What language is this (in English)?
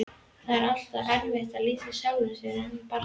Icelandic